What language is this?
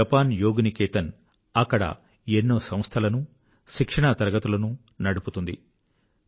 Telugu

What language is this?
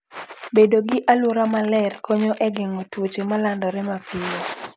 Luo (Kenya and Tanzania)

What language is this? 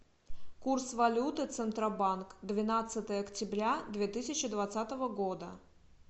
Russian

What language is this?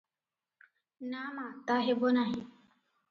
Odia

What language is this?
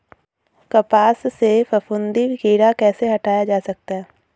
Hindi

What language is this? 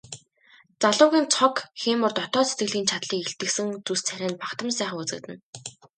Mongolian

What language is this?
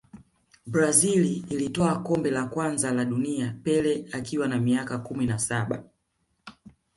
Swahili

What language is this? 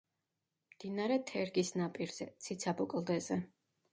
Georgian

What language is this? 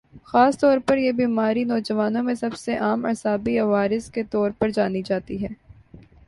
Urdu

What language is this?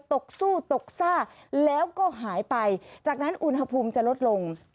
Thai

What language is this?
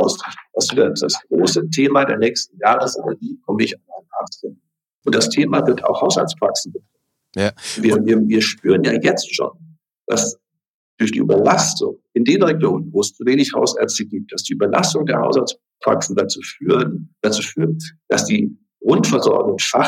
German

